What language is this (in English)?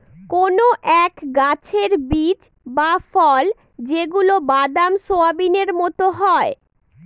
Bangla